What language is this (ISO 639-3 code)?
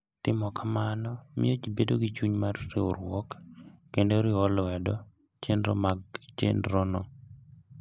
luo